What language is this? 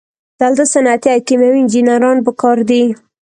Pashto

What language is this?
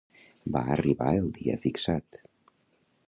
Catalan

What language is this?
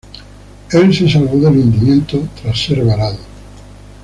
Spanish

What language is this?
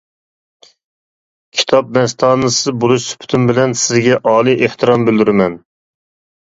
Uyghur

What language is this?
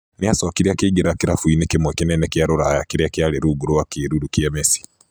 Kikuyu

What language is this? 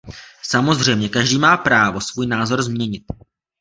Czech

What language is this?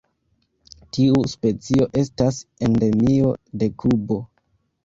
Esperanto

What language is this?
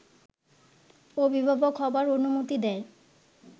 Bangla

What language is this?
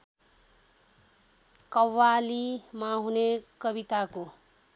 Nepali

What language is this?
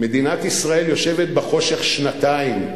Hebrew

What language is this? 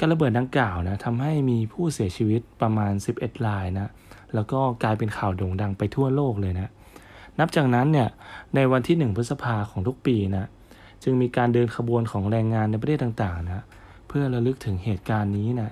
Thai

